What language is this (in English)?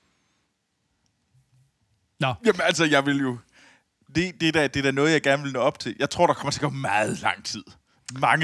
Danish